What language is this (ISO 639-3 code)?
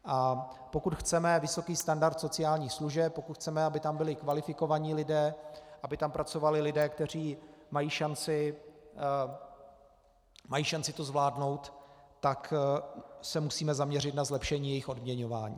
ces